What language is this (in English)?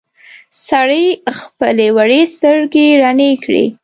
Pashto